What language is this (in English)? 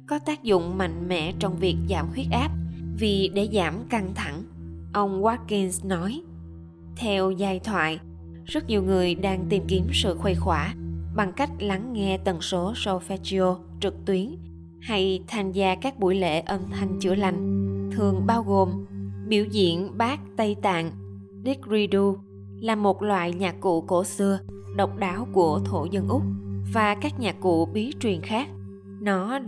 Vietnamese